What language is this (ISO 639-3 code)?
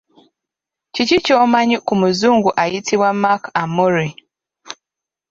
lug